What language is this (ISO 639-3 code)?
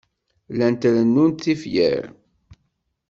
kab